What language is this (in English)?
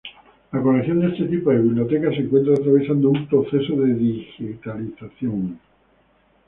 Spanish